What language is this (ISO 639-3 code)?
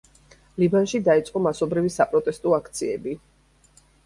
kat